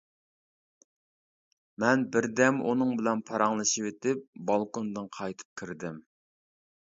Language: Uyghur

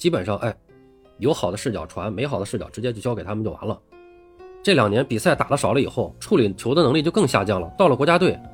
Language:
Chinese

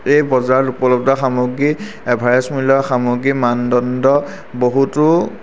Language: Assamese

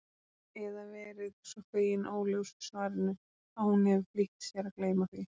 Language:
Icelandic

